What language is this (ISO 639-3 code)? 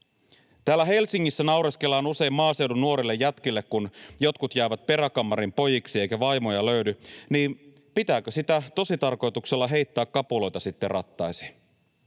fin